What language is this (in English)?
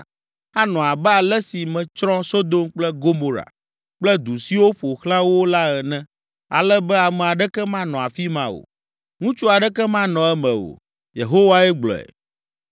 Ewe